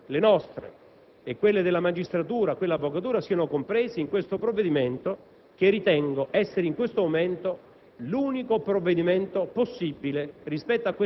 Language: Italian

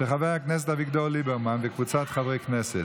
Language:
Hebrew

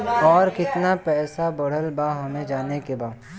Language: Bhojpuri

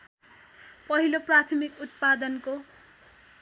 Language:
Nepali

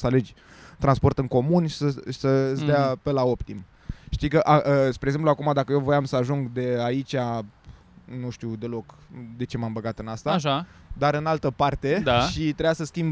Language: Romanian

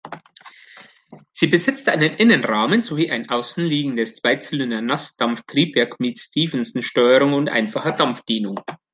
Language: German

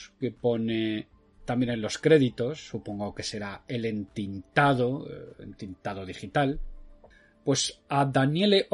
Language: Spanish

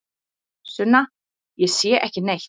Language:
Icelandic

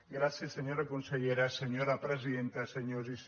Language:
Catalan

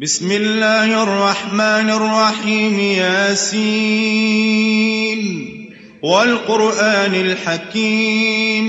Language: Arabic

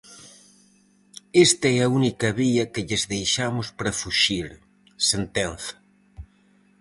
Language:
Galician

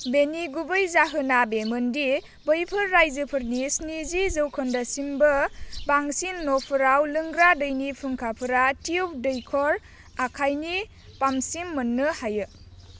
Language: Bodo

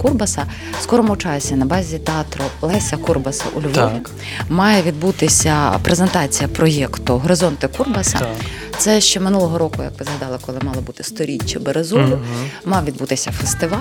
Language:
Ukrainian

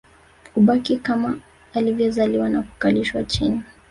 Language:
Swahili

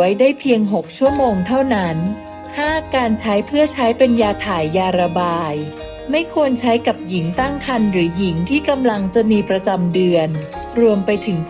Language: Thai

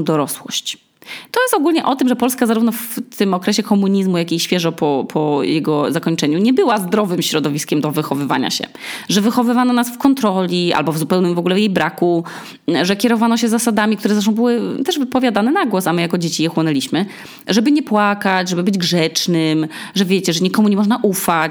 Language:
Polish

